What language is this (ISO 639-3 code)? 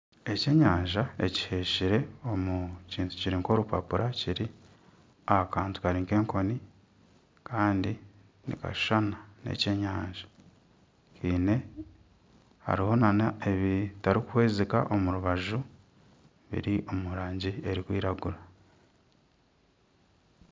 nyn